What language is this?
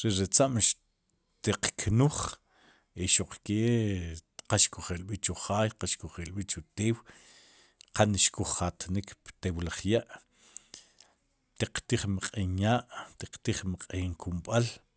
Sipacapense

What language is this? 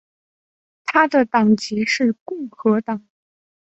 Chinese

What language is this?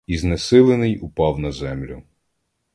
Ukrainian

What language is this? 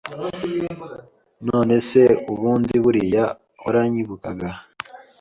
Kinyarwanda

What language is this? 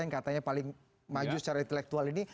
Indonesian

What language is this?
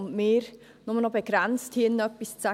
Swiss German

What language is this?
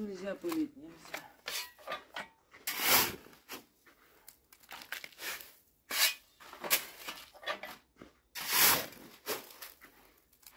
Russian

